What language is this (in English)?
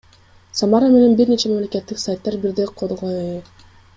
Kyrgyz